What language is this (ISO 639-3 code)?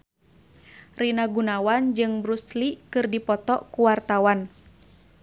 sun